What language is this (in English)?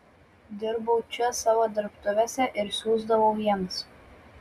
Lithuanian